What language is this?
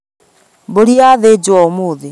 Kikuyu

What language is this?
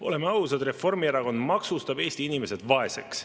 Estonian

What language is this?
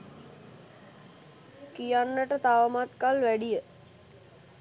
Sinhala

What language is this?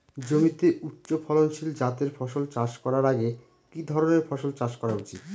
Bangla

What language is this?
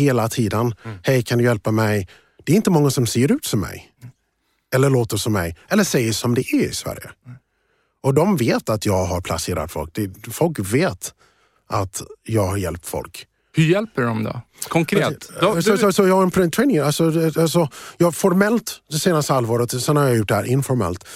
Swedish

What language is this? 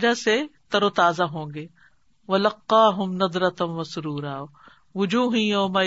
Urdu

